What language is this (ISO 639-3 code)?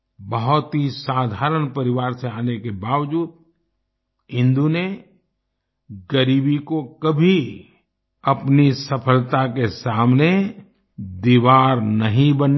hin